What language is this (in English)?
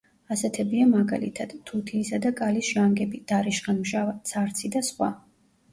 Georgian